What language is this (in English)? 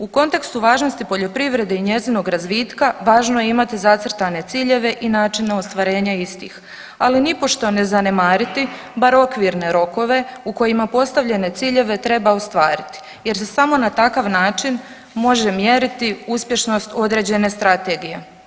Croatian